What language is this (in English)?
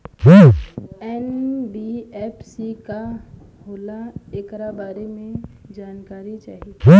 Bhojpuri